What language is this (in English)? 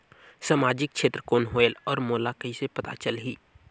Chhattisgarhi